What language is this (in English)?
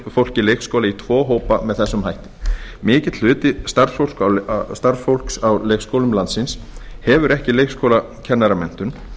Icelandic